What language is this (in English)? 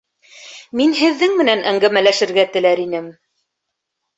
Bashkir